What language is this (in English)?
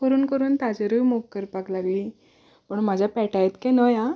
Konkani